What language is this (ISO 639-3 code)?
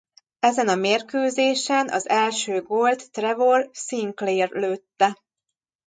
hun